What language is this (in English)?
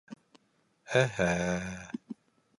Bashkir